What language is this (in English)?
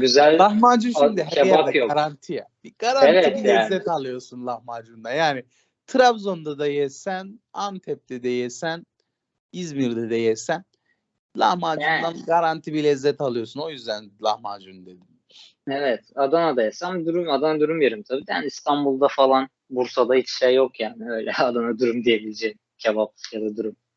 Turkish